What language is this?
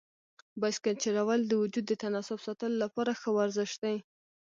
Pashto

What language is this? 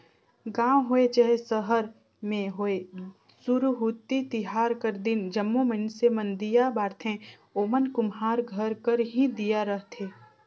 Chhattisgarhi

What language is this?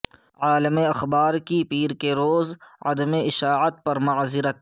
Urdu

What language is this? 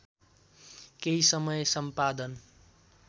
Nepali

